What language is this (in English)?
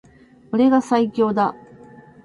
Japanese